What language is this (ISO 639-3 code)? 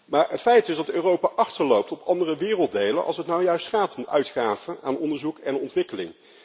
nld